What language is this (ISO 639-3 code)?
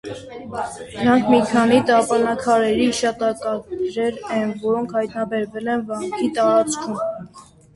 hye